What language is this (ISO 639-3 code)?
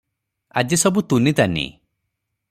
ori